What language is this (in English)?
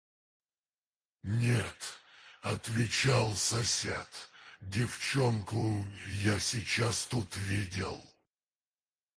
Russian